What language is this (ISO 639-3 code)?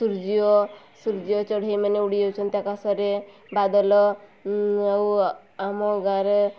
ori